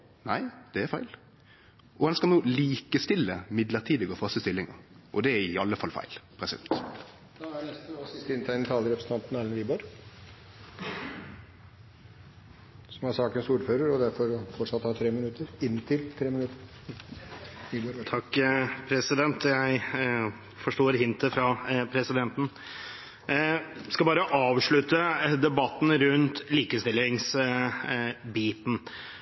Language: Norwegian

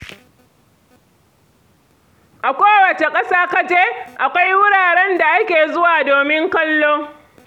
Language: Hausa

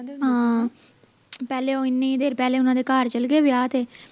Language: Punjabi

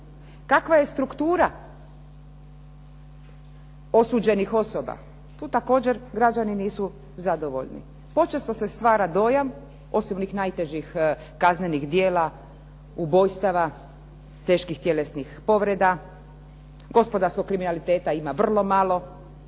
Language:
Croatian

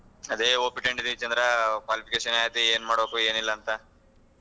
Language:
Kannada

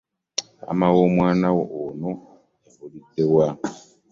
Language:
Ganda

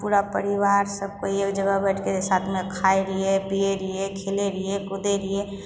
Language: Maithili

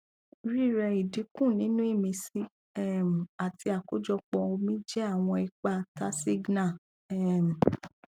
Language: Yoruba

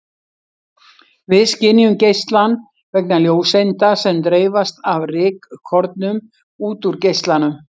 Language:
Icelandic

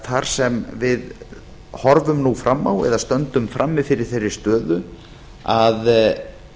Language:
Icelandic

